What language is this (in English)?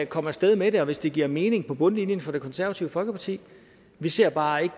Danish